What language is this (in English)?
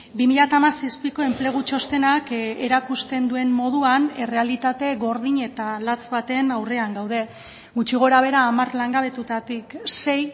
Basque